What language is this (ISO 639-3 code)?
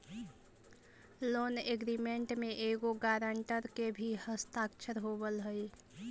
mag